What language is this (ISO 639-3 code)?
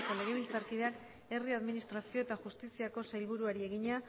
eus